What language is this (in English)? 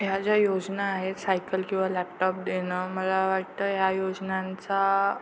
Marathi